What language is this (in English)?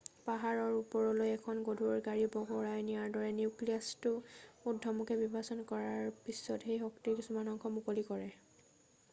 Assamese